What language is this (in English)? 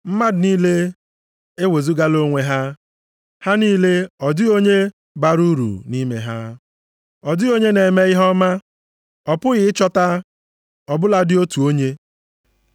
Igbo